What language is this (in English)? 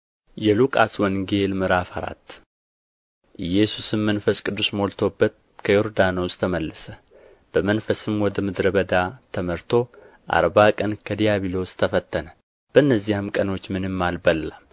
Amharic